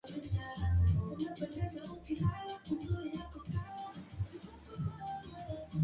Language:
Swahili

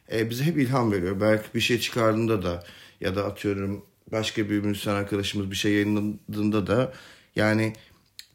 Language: Turkish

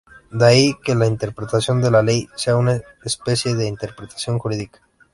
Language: Spanish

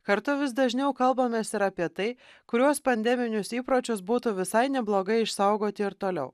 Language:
Lithuanian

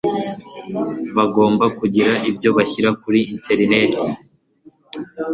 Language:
Kinyarwanda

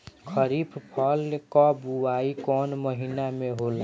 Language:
Bhojpuri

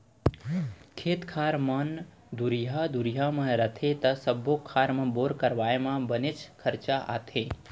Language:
Chhattisgarhi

